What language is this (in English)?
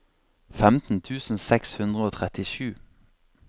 Norwegian